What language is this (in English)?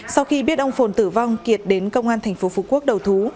Vietnamese